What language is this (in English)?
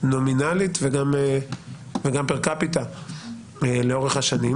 Hebrew